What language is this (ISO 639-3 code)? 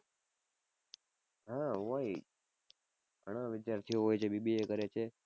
guj